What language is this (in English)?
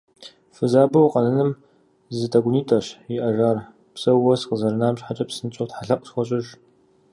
Kabardian